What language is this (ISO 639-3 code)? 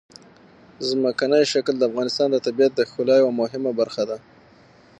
pus